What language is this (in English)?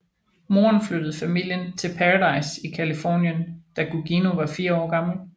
Danish